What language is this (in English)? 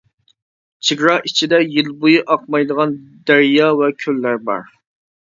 Uyghur